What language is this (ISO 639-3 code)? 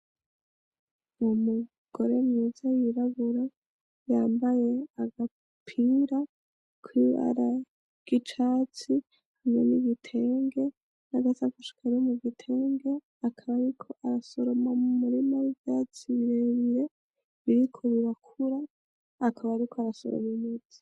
run